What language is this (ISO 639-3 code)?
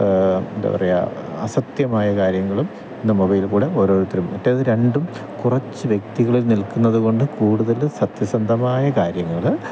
mal